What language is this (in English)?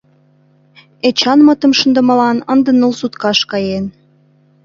Mari